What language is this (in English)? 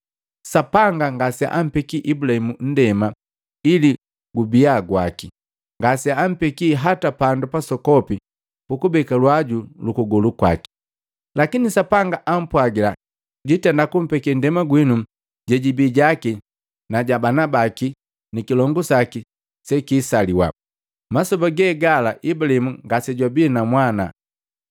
Matengo